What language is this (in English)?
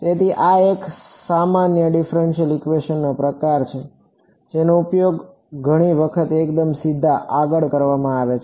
Gujarati